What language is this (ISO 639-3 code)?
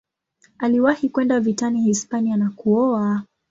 swa